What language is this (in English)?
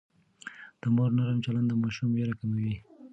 Pashto